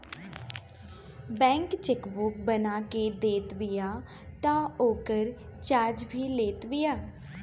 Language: Bhojpuri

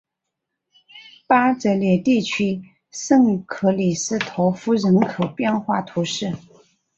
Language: Chinese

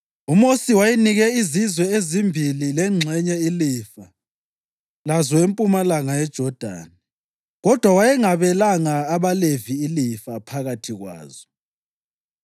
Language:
North Ndebele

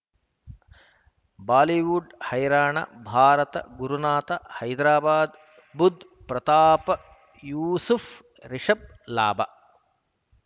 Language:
Kannada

